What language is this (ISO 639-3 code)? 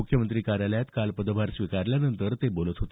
mar